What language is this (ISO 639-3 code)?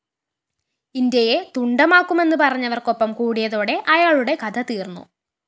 mal